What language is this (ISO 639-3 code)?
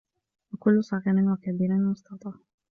ara